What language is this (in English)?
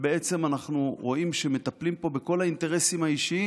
Hebrew